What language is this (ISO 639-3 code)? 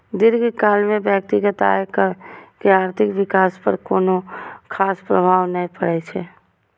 mai